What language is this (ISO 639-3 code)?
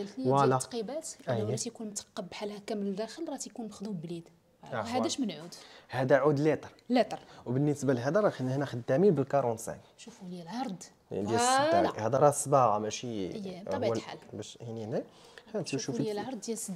ara